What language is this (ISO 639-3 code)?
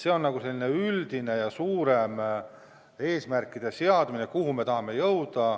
est